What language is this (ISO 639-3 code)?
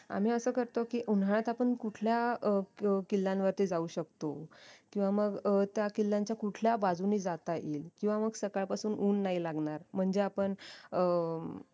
mar